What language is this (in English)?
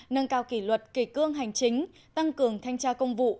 Vietnamese